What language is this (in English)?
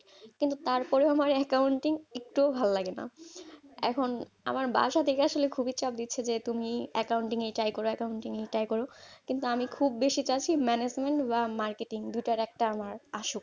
Bangla